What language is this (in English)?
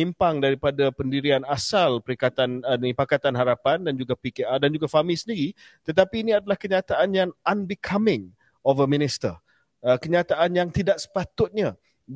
Malay